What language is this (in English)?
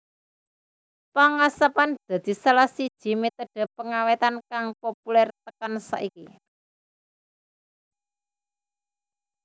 Javanese